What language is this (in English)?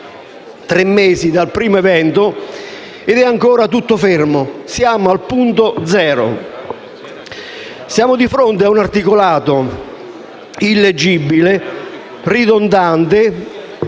Italian